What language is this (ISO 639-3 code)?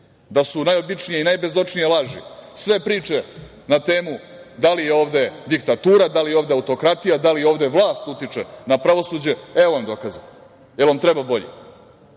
srp